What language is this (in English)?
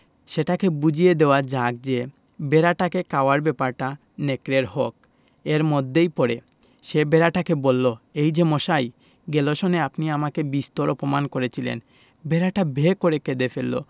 Bangla